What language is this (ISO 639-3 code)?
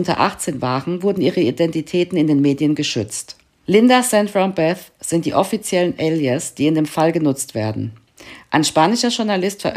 deu